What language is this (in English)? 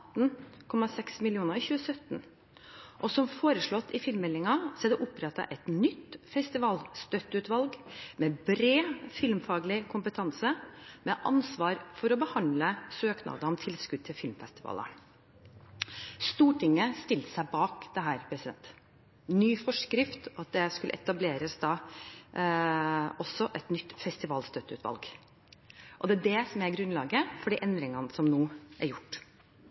Norwegian Bokmål